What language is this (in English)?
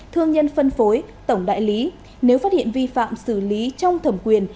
Vietnamese